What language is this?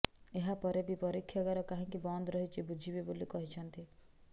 Odia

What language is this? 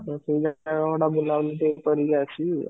Odia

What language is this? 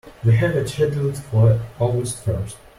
English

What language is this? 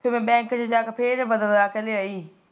Punjabi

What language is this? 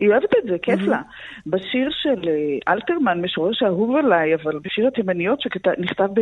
Hebrew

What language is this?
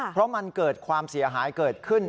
Thai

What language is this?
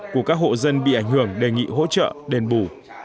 Vietnamese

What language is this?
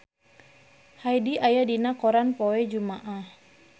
Sundanese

